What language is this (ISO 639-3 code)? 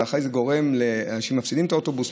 heb